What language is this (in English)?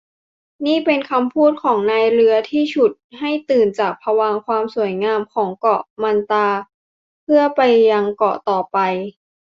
Thai